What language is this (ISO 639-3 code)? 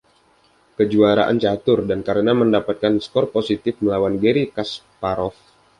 ind